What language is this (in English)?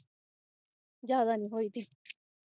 Punjabi